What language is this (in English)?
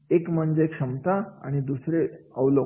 Marathi